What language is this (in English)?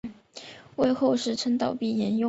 Chinese